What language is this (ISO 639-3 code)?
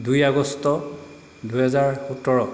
asm